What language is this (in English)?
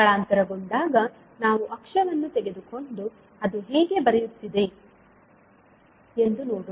Kannada